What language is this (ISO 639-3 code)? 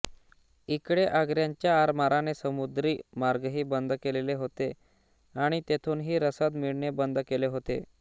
mar